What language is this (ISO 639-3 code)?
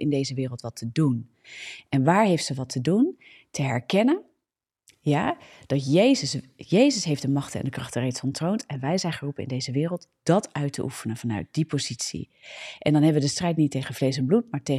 nld